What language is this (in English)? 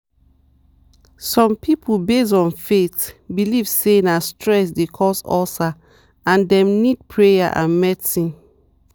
Nigerian Pidgin